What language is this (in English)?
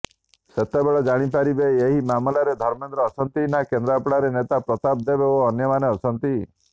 Odia